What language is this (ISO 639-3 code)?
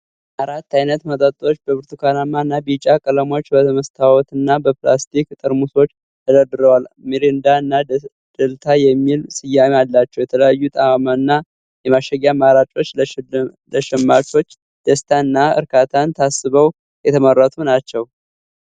amh